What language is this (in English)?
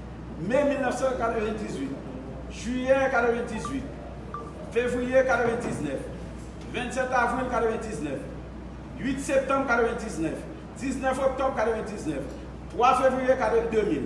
French